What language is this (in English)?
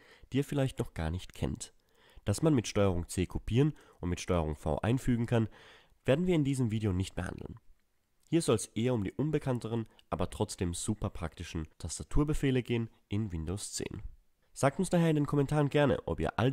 German